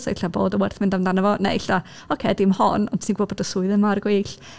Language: Welsh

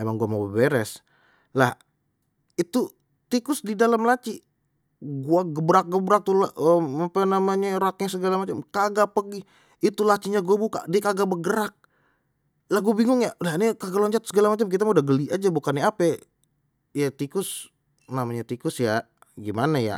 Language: Betawi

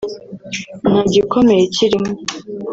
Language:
Kinyarwanda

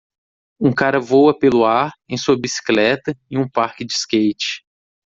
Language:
Portuguese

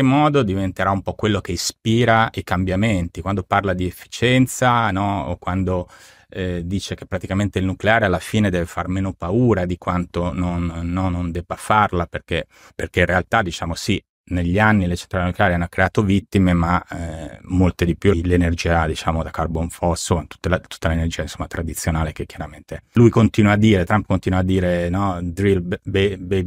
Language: Italian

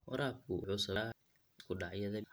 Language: Somali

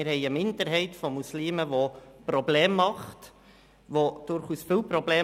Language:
Swiss German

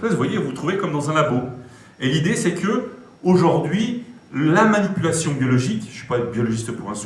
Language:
French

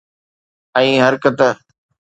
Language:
Sindhi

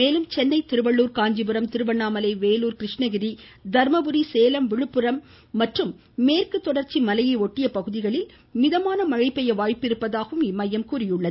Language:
Tamil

